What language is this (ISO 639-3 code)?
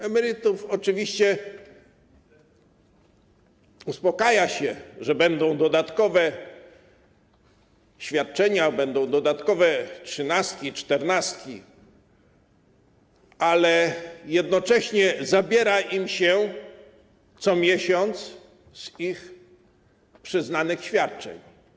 pol